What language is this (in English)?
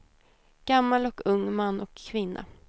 Swedish